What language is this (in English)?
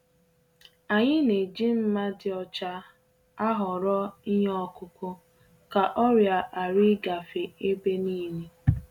Igbo